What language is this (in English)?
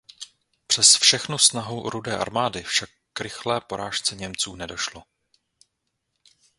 Czech